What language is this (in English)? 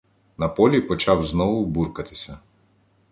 Ukrainian